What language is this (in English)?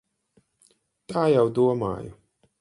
Latvian